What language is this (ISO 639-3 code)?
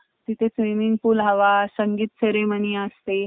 mar